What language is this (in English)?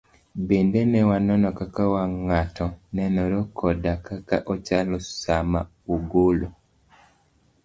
Luo (Kenya and Tanzania)